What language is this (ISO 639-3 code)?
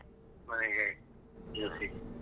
kan